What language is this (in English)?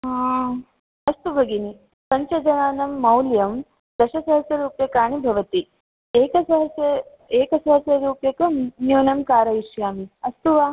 Sanskrit